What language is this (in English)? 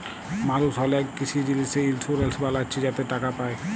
Bangla